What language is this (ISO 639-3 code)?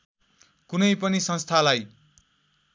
nep